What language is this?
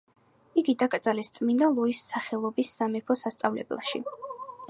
Georgian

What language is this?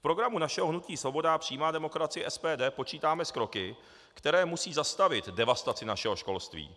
Czech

